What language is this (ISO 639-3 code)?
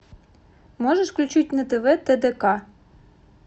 rus